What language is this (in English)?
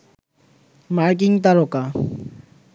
Bangla